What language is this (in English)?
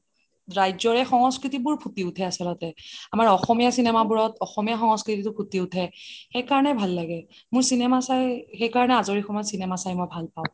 Assamese